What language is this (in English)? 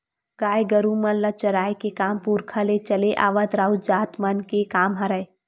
Chhattisgarhi